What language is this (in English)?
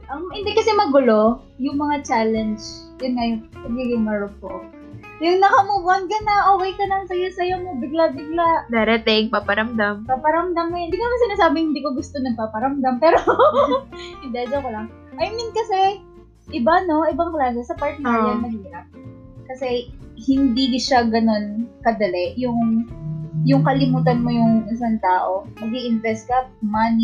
Filipino